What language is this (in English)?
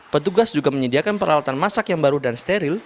Indonesian